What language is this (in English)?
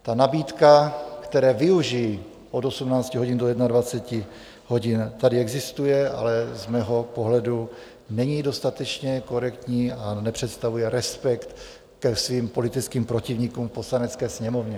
Czech